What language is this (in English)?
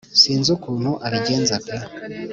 Kinyarwanda